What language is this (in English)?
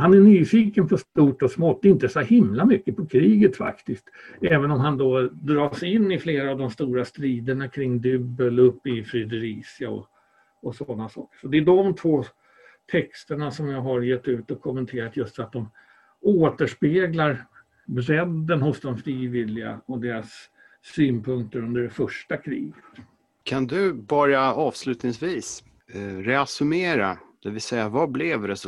Swedish